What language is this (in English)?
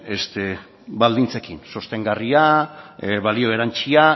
Basque